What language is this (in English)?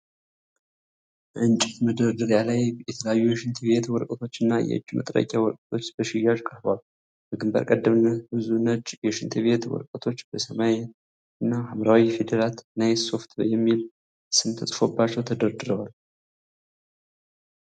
Amharic